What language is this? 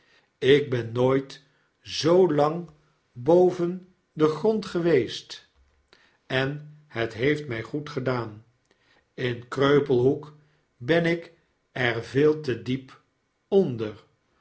Dutch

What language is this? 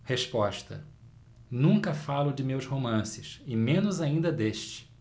Portuguese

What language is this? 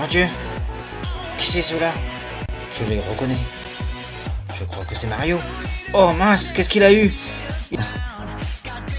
French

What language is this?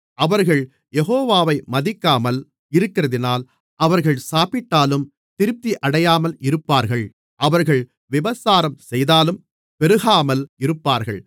Tamil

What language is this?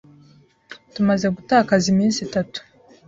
Kinyarwanda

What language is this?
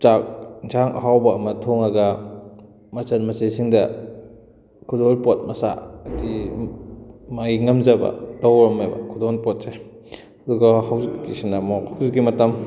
Manipuri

